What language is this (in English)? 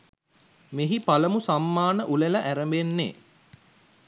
Sinhala